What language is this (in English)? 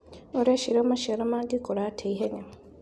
Kikuyu